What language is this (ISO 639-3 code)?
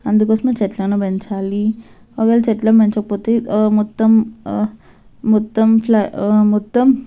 tel